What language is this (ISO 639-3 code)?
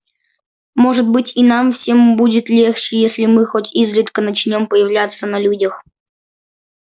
rus